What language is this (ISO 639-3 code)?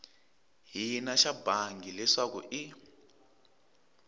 tso